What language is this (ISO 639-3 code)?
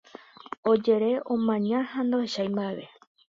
grn